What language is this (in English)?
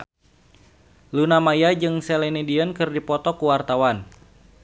Sundanese